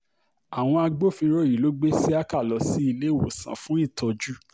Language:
Yoruba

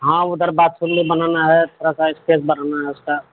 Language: Urdu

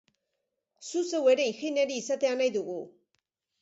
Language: Basque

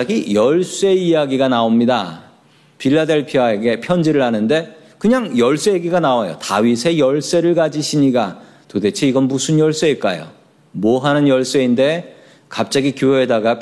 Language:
Korean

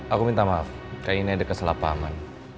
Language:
Indonesian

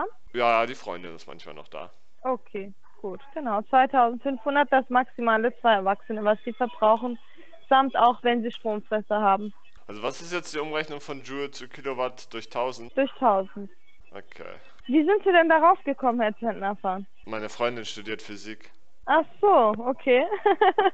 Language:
German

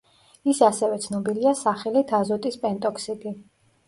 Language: Georgian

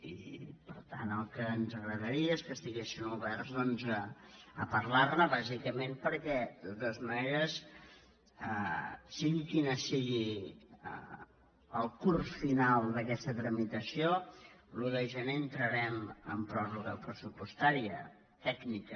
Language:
Catalan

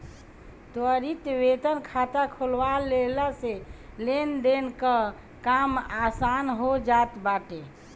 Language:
Bhojpuri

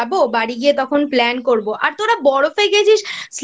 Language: Bangla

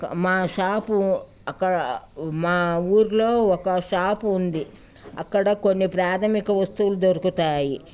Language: Telugu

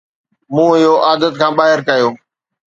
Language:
Sindhi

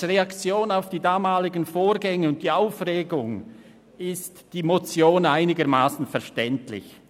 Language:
Swiss German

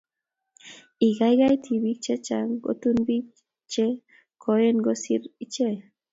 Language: Kalenjin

